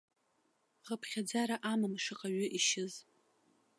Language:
Abkhazian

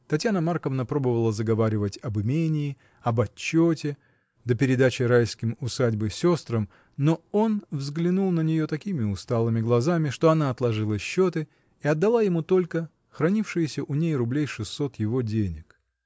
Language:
Russian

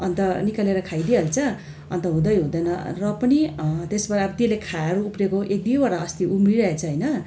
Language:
Nepali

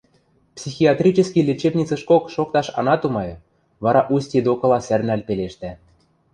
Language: Western Mari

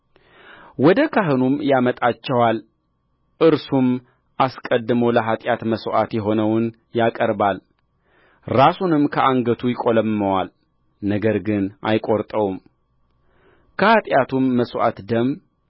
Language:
Amharic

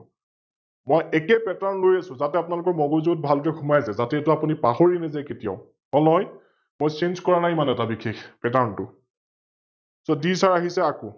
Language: Assamese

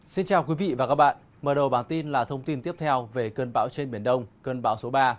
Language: Vietnamese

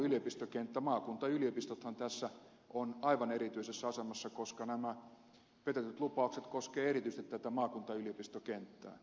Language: Finnish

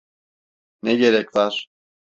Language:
Turkish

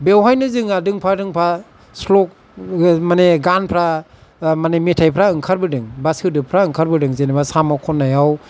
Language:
Bodo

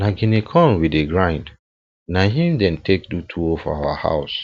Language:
Nigerian Pidgin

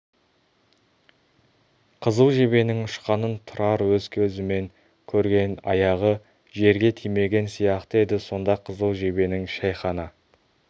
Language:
Kazakh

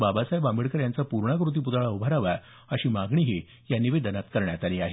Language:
Marathi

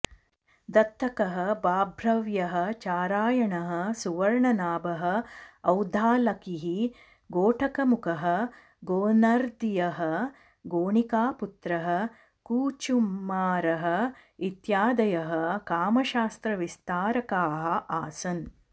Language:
Sanskrit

